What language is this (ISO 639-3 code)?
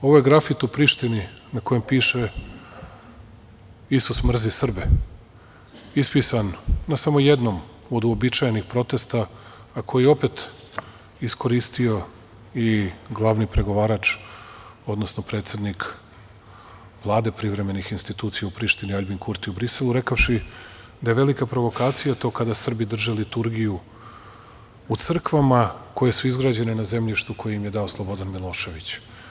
srp